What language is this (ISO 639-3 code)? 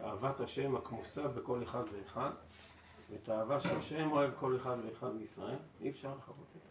heb